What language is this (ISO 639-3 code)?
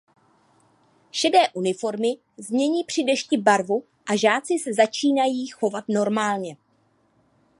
ces